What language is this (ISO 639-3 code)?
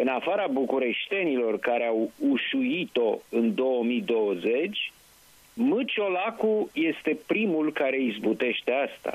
ron